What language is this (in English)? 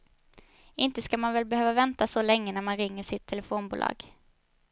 Swedish